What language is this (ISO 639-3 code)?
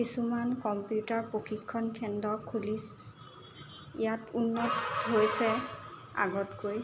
asm